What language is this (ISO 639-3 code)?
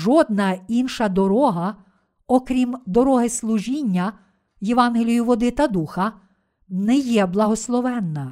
ukr